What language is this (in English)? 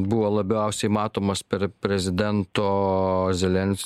Lithuanian